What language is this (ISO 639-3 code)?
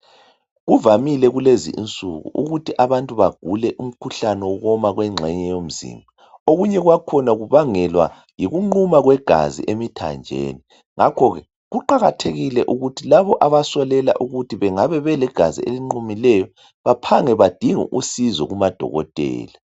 nde